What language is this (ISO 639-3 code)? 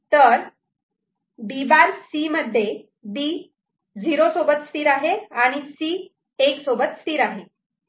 mar